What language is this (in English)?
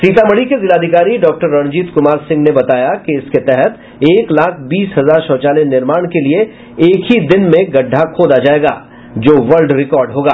Hindi